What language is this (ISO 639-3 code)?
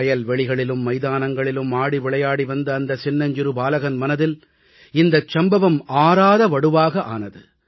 tam